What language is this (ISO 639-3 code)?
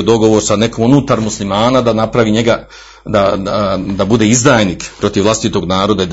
hrv